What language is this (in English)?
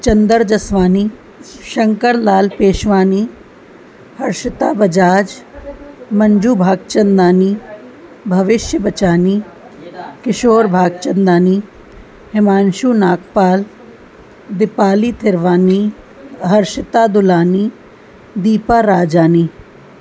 Sindhi